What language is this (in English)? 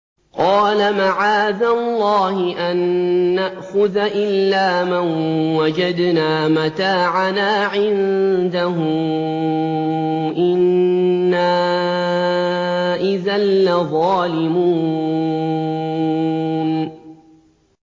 Arabic